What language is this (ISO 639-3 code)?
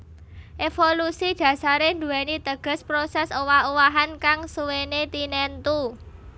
jav